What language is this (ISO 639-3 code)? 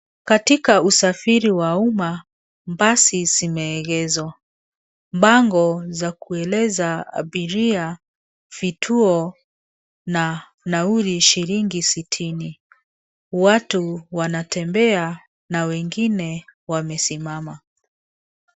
swa